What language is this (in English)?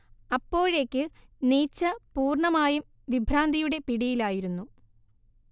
Malayalam